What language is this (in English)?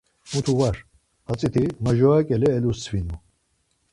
Laz